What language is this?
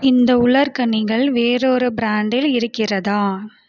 Tamil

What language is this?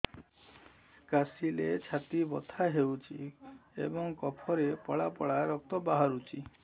Odia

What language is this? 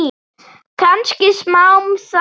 Icelandic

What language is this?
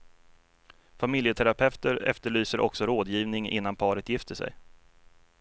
Swedish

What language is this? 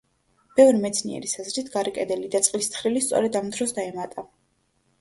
Georgian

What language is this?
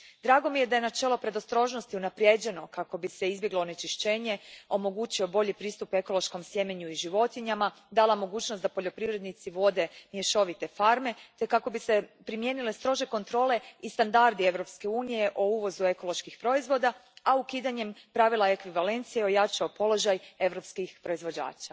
Croatian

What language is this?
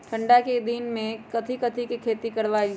Magahi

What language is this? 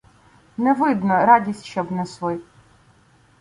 Ukrainian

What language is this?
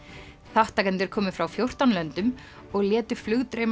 Icelandic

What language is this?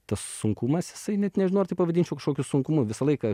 Lithuanian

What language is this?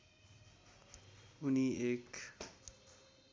Nepali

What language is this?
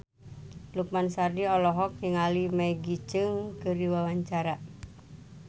Sundanese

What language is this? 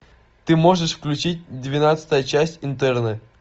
Russian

